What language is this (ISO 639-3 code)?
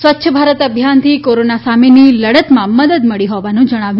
guj